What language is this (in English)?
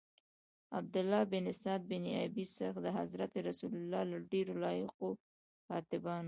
Pashto